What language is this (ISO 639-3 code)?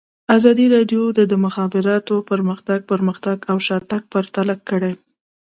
pus